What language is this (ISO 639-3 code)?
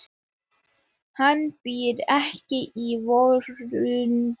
isl